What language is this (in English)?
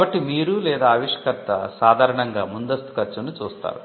Telugu